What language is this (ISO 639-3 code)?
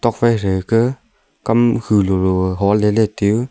nnp